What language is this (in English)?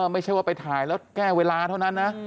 Thai